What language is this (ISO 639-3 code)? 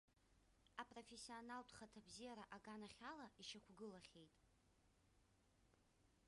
abk